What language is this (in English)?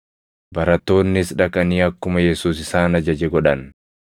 Oromo